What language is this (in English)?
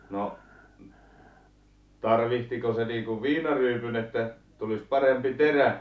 Finnish